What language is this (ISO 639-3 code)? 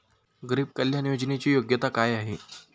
mar